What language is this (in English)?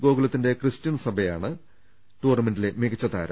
Malayalam